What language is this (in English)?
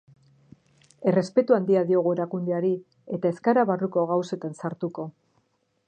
Basque